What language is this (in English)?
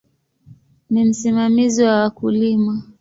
Swahili